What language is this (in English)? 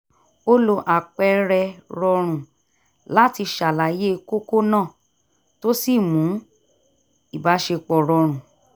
Yoruba